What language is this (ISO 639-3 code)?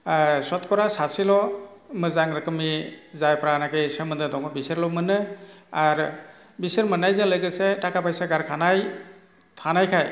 brx